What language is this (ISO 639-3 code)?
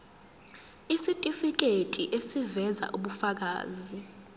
zul